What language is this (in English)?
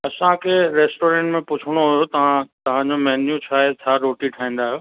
Sindhi